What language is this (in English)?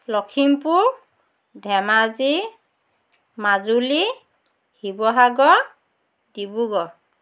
Assamese